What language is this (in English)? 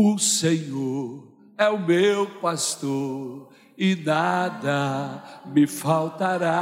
Portuguese